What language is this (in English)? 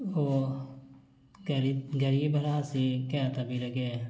Manipuri